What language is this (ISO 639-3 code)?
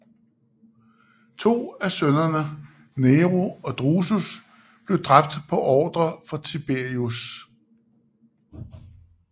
dan